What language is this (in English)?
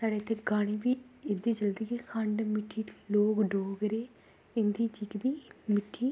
Dogri